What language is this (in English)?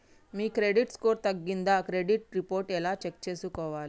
Telugu